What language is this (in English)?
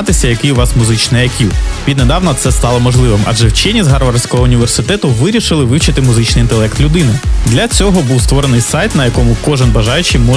Ukrainian